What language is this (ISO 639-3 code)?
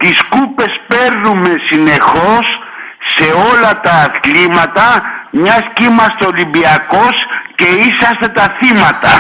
ell